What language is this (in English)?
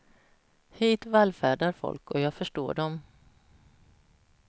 Swedish